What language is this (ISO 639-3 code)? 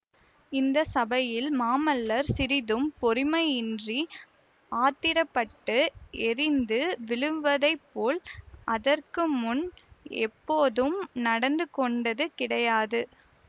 tam